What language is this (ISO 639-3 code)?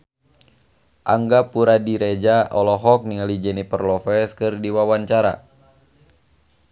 sun